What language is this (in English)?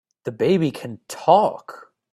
English